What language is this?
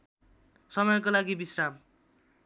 Nepali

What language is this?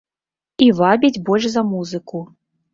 Belarusian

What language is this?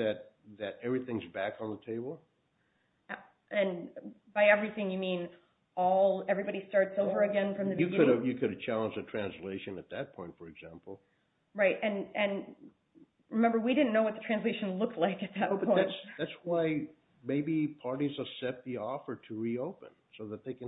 English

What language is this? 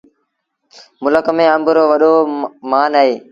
Sindhi Bhil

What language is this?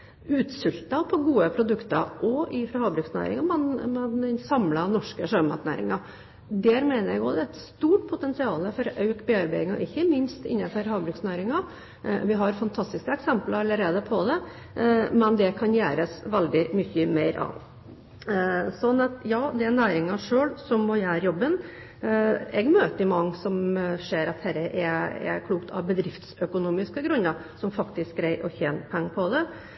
Norwegian Bokmål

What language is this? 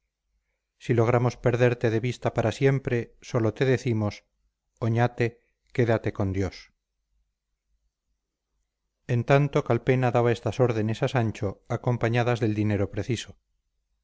Spanish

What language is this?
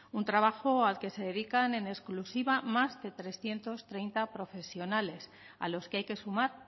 Spanish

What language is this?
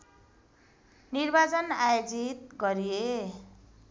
Nepali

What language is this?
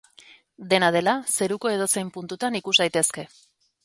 Basque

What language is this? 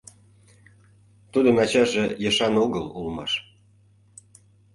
Mari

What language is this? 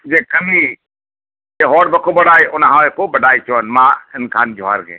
Santali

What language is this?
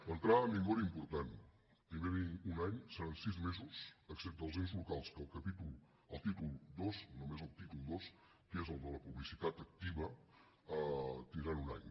Catalan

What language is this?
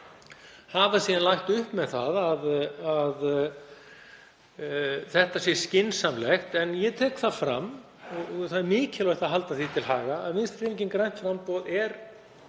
Icelandic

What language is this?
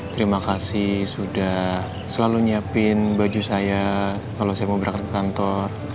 Indonesian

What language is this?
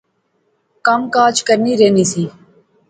Pahari-Potwari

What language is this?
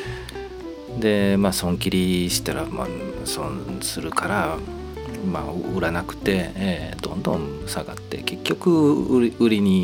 Japanese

